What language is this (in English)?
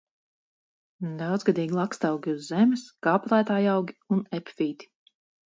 Latvian